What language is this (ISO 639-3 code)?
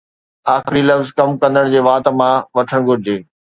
snd